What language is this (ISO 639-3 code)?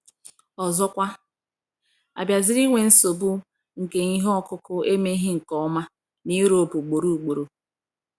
ibo